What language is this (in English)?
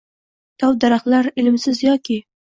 Uzbek